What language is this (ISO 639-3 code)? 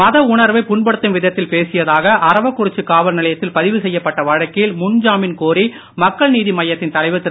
tam